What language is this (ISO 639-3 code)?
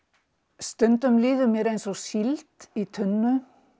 isl